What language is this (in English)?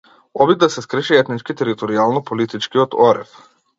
Macedonian